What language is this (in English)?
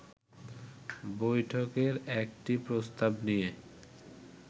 Bangla